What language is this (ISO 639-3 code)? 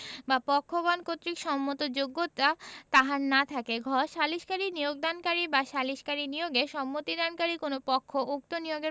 ben